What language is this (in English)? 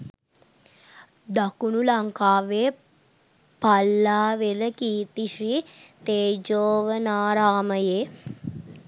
Sinhala